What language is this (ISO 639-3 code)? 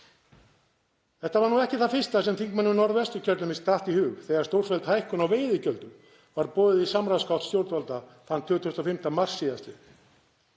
isl